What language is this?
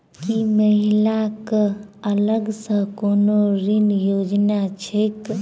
Maithili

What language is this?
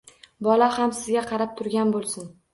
Uzbek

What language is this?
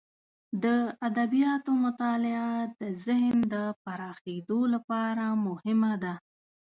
Pashto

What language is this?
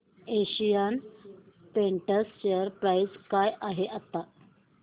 Marathi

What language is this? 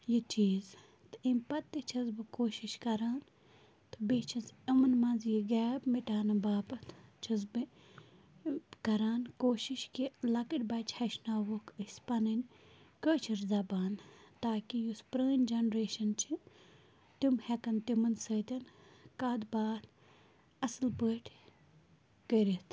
Kashmiri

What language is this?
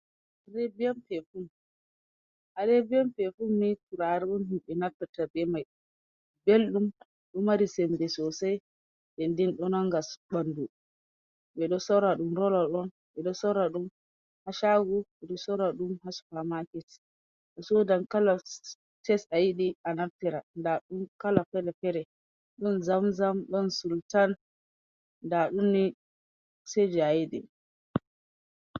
Fula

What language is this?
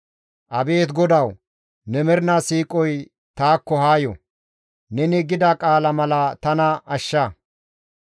Gamo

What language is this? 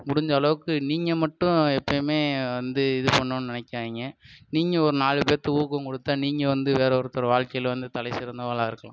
Tamil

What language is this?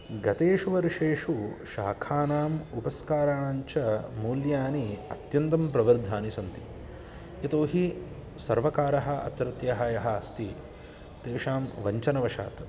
Sanskrit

